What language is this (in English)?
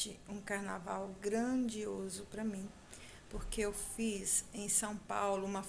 Portuguese